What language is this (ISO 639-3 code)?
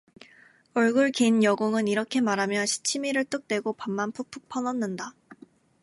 kor